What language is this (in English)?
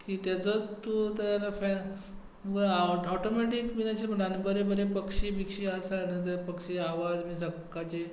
Konkani